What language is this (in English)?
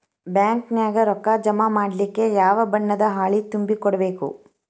Kannada